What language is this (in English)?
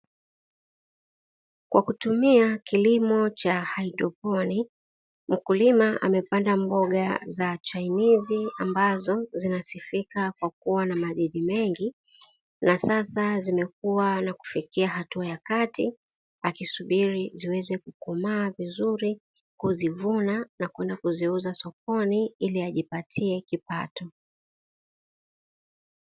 Swahili